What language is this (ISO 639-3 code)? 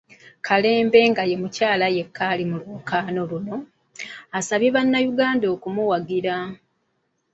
lug